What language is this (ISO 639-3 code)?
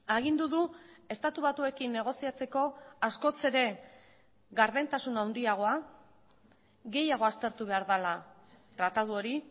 eus